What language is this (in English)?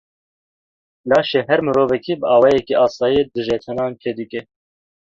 Kurdish